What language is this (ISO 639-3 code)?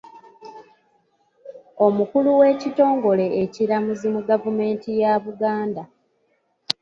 lug